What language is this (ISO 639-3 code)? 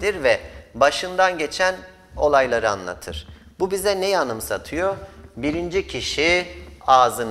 tur